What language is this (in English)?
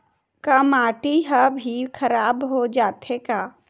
Chhattisgarhi